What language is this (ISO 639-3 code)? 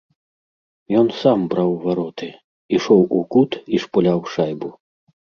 bel